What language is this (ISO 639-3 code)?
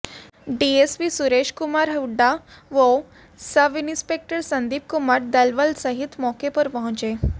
hin